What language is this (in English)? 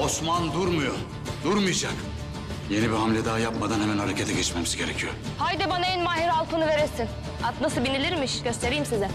Turkish